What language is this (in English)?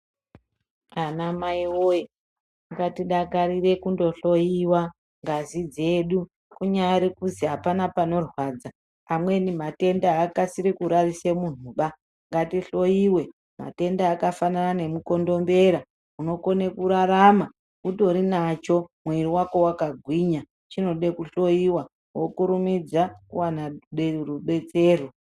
Ndau